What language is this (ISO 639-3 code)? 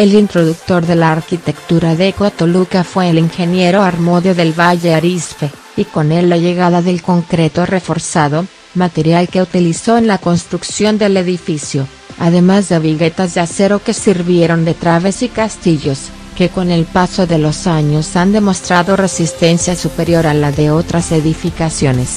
spa